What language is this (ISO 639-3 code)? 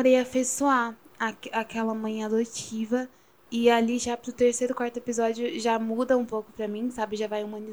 por